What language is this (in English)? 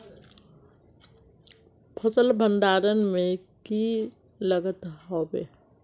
Magahi